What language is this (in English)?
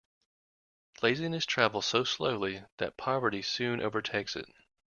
English